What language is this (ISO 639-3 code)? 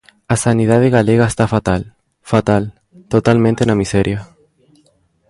glg